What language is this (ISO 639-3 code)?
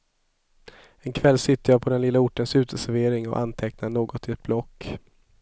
swe